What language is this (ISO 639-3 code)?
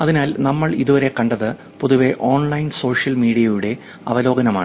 mal